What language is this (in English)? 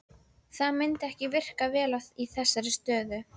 Icelandic